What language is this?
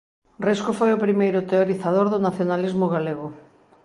Galician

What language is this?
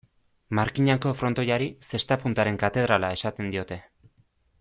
Basque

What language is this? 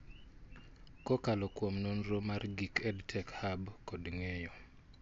Luo (Kenya and Tanzania)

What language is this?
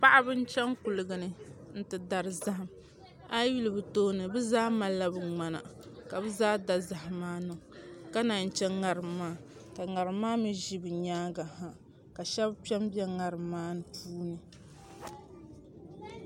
Dagbani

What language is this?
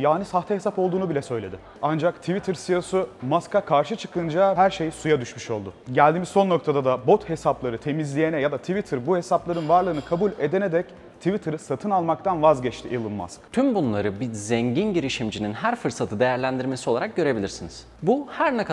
Turkish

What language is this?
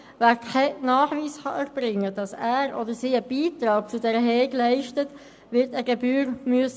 Swiss German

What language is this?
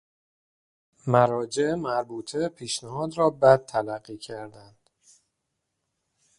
Persian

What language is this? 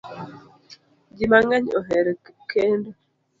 Luo (Kenya and Tanzania)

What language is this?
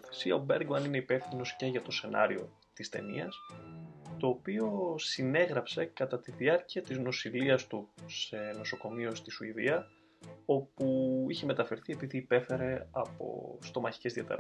Greek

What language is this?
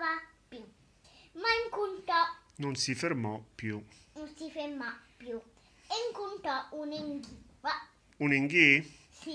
Italian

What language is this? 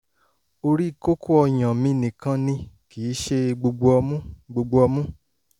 Yoruba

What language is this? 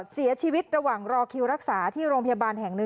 Thai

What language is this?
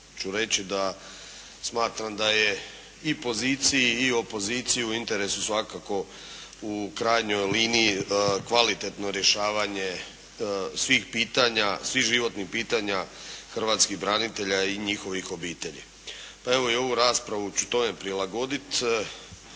Croatian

